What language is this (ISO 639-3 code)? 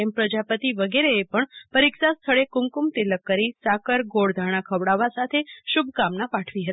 guj